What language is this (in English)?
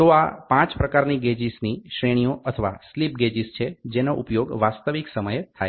Gujarati